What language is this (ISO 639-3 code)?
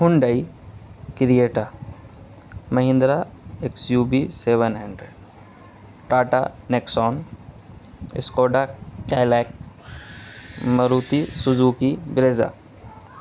urd